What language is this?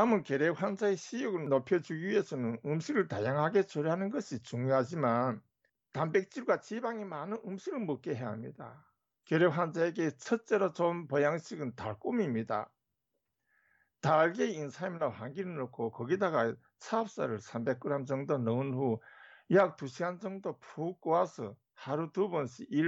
Korean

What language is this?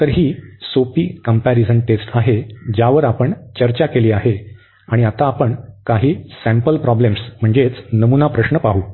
Marathi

